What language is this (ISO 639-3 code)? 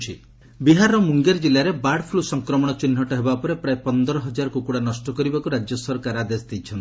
ori